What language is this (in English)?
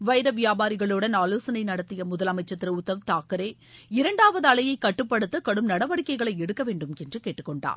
Tamil